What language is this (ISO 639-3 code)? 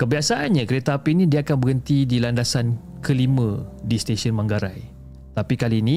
msa